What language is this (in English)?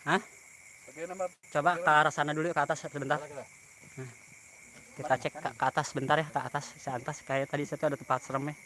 Indonesian